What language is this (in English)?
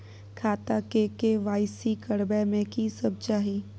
Maithili